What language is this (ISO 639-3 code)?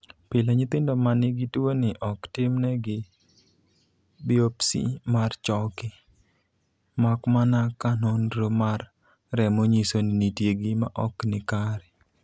luo